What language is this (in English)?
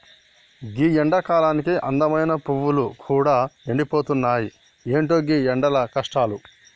Telugu